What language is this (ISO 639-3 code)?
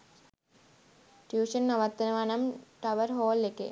sin